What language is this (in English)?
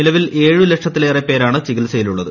Malayalam